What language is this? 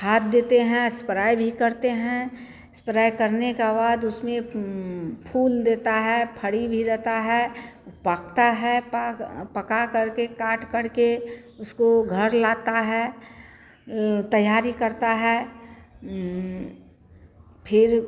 Hindi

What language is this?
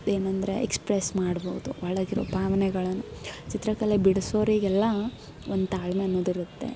Kannada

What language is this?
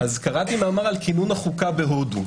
Hebrew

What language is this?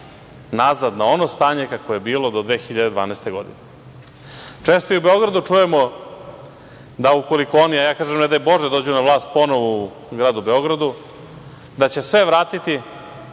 Serbian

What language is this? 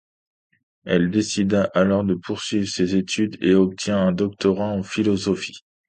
French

